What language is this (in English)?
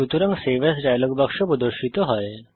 Bangla